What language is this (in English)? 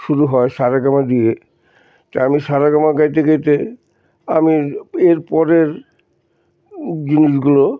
Bangla